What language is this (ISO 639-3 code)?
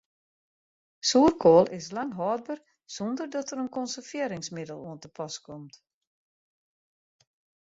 fry